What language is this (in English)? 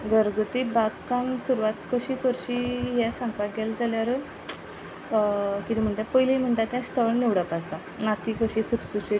Konkani